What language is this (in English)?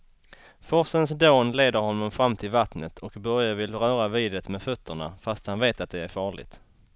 Swedish